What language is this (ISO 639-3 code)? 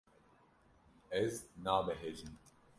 kur